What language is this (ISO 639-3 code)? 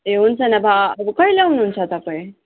nep